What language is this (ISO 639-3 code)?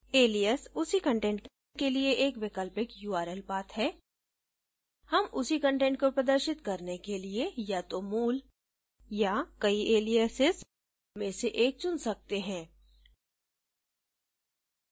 hin